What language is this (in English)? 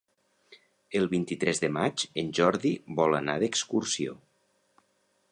Catalan